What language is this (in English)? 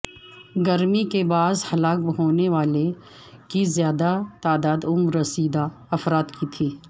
Urdu